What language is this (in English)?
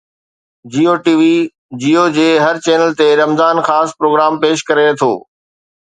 Sindhi